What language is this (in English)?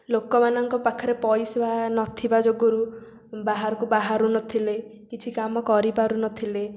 Odia